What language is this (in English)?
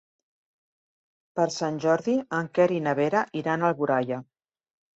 Catalan